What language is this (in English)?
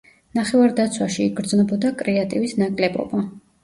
Georgian